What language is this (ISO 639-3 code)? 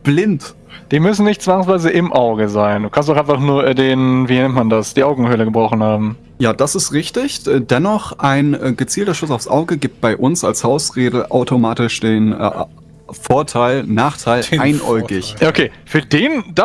deu